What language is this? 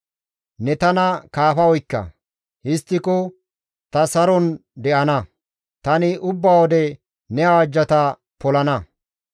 Gamo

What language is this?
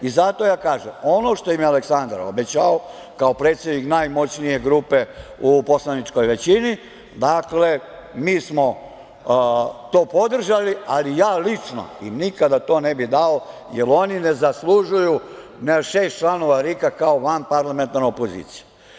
Serbian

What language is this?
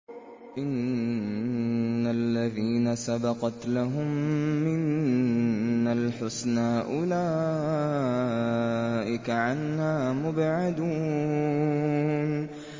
Arabic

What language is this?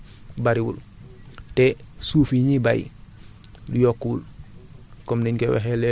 Wolof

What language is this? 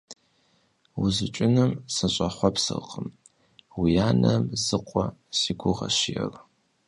Kabardian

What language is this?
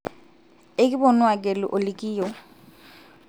Masai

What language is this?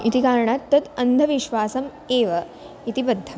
Sanskrit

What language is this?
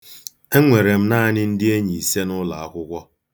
Igbo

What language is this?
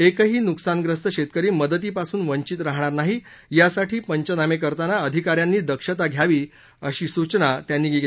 Marathi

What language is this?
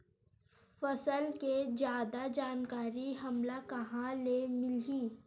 Chhattisgarhi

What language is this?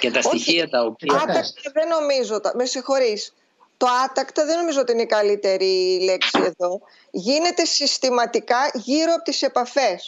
Greek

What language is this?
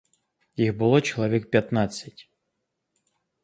Ukrainian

